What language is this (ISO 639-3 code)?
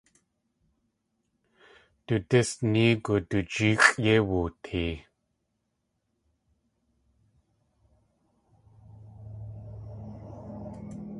tli